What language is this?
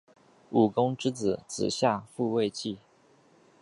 Chinese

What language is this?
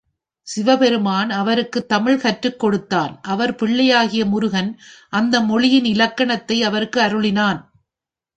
Tamil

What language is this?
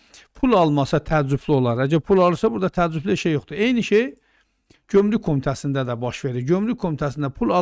Turkish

